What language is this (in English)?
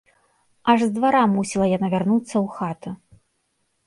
Belarusian